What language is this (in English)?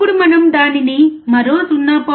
Telugu